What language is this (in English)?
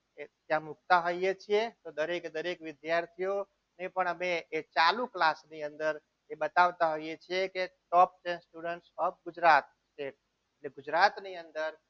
Gujarati